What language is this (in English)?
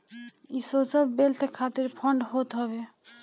Bhojpuri